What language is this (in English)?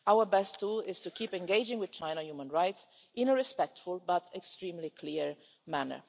English